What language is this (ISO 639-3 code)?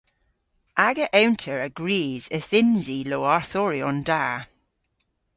cor